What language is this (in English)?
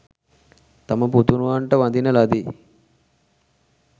Sinhala